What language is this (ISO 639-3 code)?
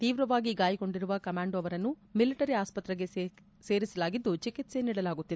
kan